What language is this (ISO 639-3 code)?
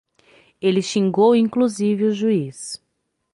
por